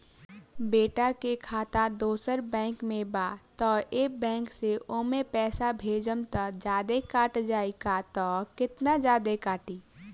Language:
Bhojpuri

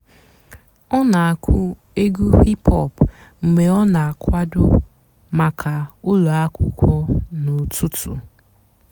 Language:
Igbo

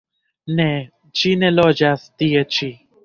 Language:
Esperanto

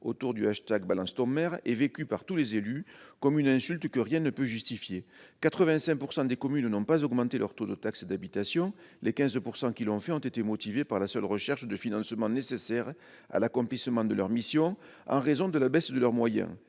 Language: French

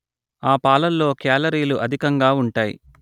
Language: Telugu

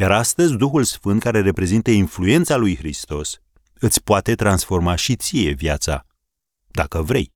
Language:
Romanian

